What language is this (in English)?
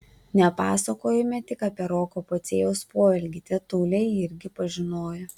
Lithuanian